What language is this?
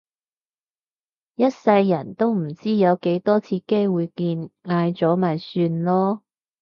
Cantonese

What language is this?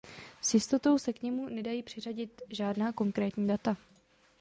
Czech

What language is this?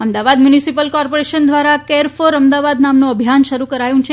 Gujarati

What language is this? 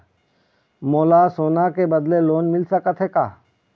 Chhattisgarhi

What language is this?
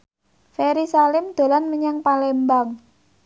Javanese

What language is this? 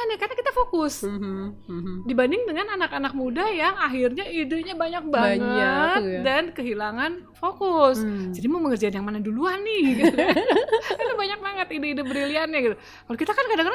Indonesian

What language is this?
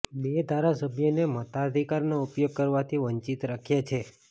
Gujarati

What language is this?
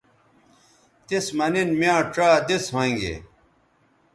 Bateri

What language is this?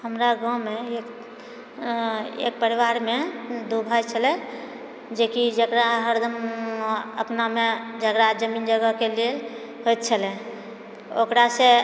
Maithili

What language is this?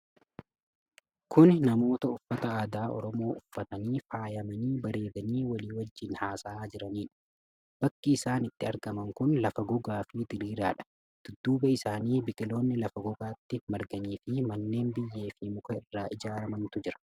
Oromo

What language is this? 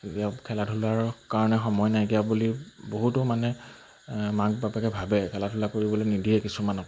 Assamese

